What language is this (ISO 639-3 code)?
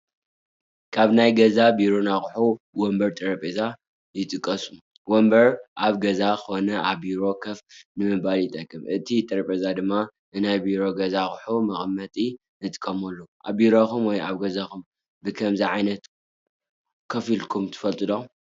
tir